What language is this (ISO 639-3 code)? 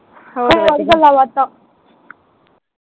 pan